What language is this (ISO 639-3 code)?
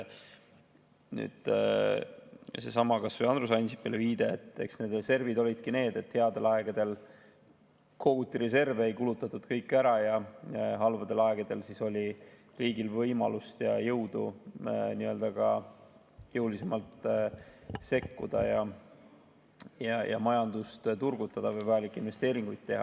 est